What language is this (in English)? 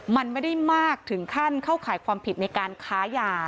Thai